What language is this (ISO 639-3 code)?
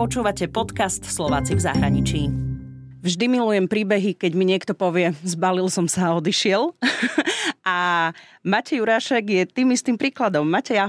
slk